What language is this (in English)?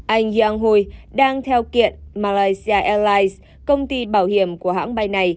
Vietnamese